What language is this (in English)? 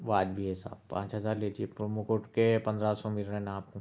Urdu